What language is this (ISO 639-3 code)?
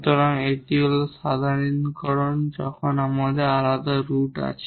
ben